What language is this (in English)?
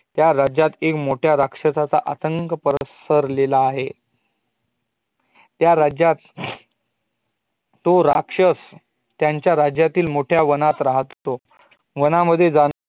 Marathi